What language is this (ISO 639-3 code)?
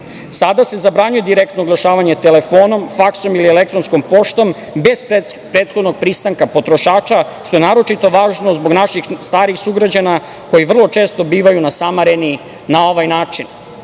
srp